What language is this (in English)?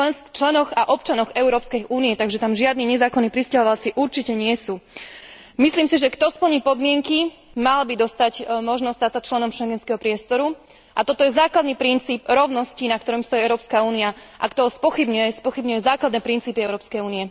Slovak